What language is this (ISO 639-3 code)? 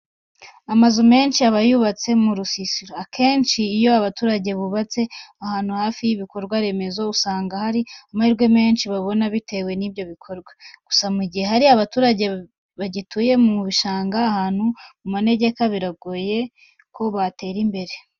kin